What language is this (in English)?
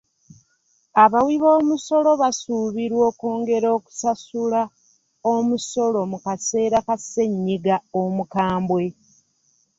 Ganda